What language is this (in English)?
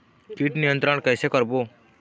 Chhattisgarhi